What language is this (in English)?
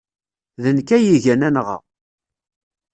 Kabyle